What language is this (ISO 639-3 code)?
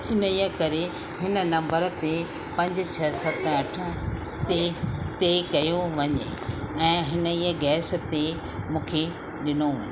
snd